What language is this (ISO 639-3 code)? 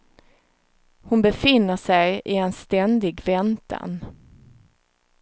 swe